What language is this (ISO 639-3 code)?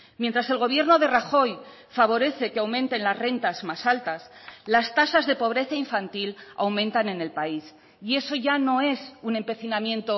spa